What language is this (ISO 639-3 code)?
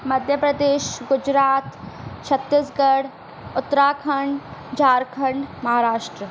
snd